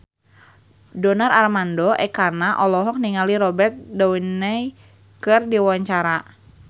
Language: Sundanese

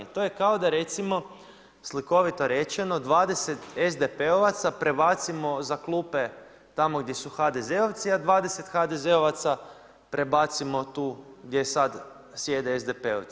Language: Croatian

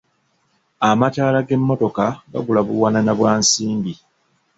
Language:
Ganda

